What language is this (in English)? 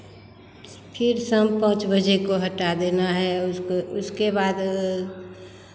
Hindi